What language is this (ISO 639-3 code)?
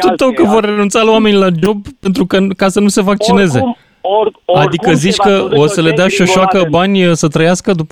ron